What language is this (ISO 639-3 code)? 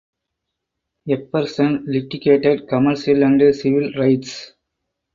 eng